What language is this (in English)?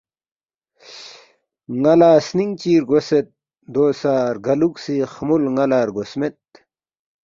Balti